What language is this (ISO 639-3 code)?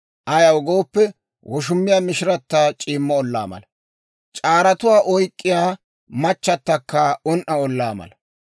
dwr